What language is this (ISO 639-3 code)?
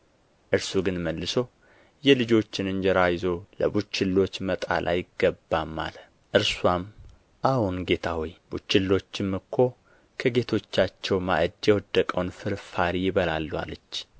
amh